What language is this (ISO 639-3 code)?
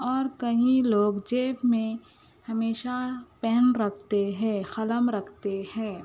urd